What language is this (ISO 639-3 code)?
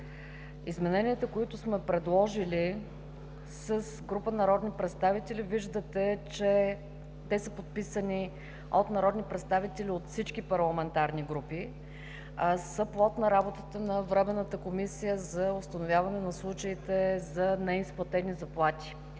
bul